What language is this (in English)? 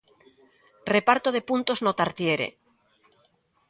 Galician